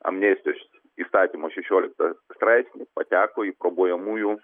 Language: Lithuanian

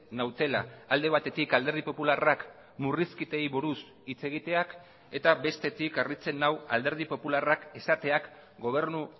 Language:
Basque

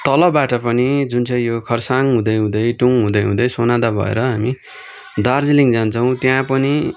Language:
Nepali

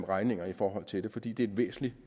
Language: Danish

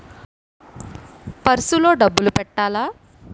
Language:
Telugu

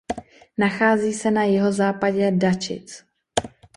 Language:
Czech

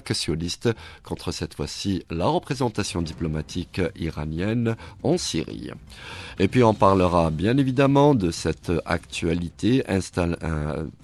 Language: French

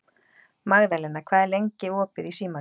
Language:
Icelandic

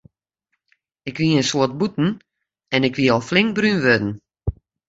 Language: Western Frisian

